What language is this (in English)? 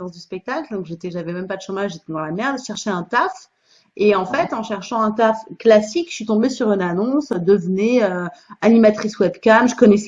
French